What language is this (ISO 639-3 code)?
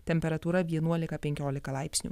lit